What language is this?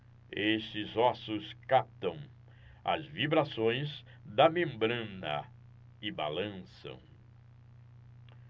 Portuguese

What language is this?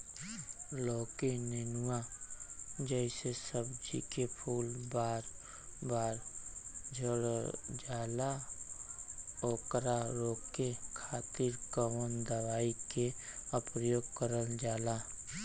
Bhojpuri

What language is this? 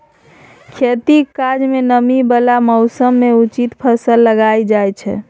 Maithili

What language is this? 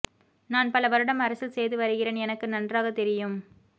Tamil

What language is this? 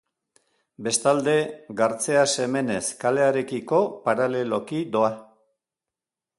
Basque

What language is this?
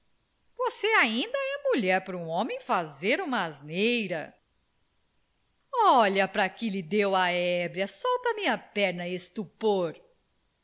Portuguese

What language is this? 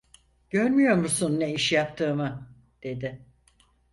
Turkish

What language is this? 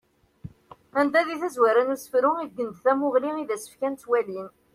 Kabyle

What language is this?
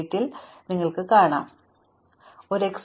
Malayalam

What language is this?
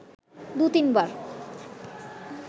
Bangla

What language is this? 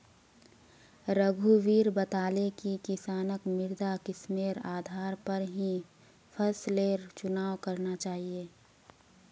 Magahi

